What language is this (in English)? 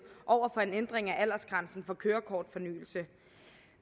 Danish